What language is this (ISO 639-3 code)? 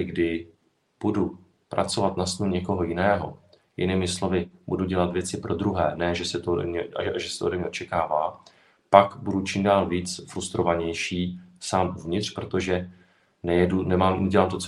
ces